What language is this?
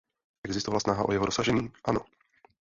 Czech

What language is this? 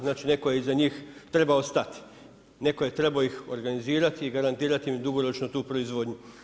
Croatian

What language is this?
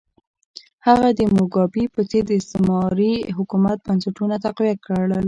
Pashto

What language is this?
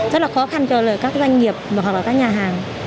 Vietnamese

